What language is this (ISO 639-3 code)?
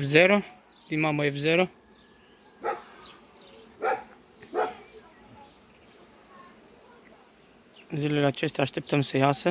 ron